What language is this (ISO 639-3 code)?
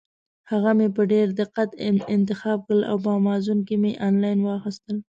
pus